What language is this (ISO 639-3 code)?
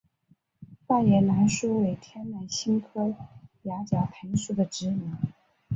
zho